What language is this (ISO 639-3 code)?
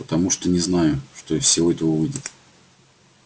rus